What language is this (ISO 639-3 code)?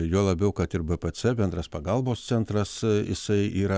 lit